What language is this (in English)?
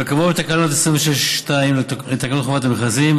Hebrew